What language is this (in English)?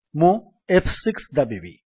Odia